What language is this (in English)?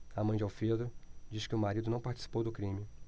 Portuguese